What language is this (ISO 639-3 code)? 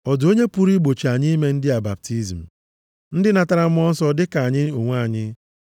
ibo